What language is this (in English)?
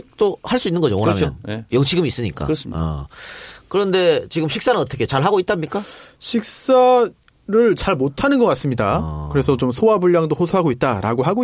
Korean